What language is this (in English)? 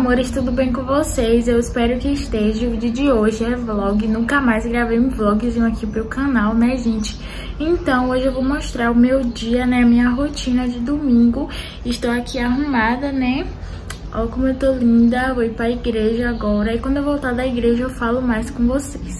Portuguese